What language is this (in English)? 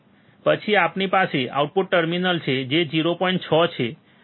Gujarati